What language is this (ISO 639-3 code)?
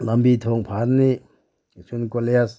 mni